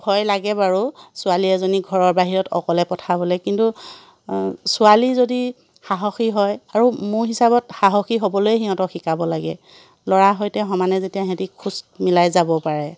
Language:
Assamese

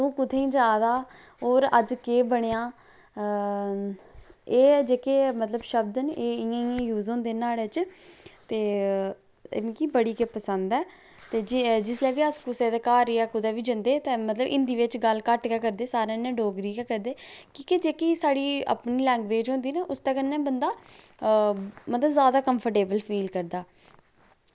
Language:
Dogri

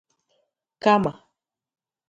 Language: Igbo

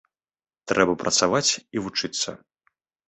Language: Belarusian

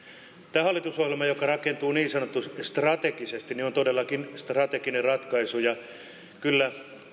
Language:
Finnish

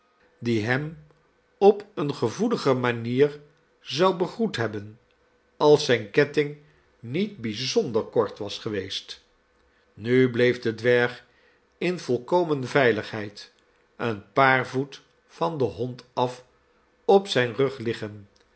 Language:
Dutch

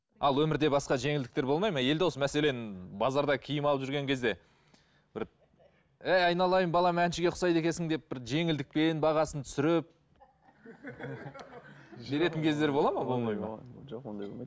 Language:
Kazakh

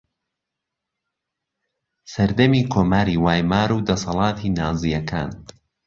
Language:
Central Kurdish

